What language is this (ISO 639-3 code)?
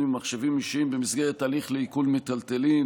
heb